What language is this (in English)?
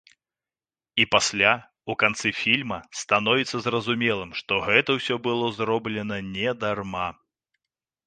Belarusian